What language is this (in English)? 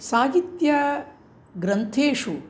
Sanskrit